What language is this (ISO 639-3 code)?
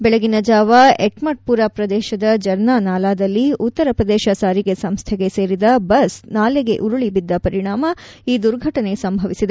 kan